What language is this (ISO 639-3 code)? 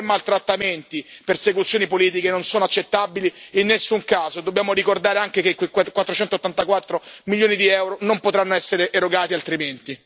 ita